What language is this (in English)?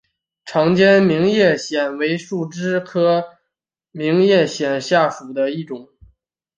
Chinese